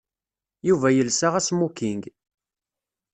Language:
Kabyle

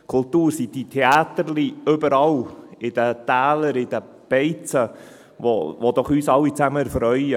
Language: Swiss German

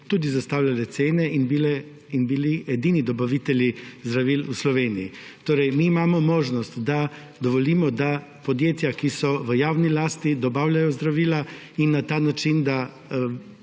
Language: Slovenian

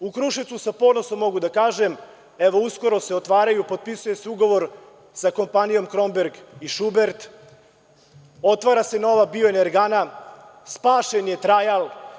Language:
Serbian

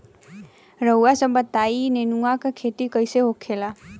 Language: Bhojpuri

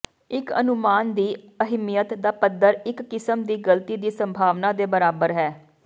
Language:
Punjabi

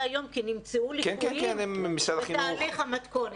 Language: Hebrew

